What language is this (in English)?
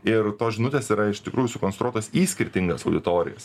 Lithuanian